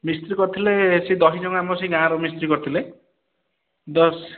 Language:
Odia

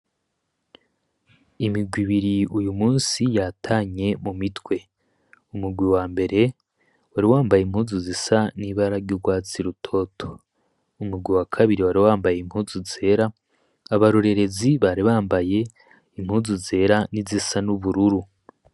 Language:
Rundi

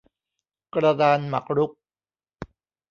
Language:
Thai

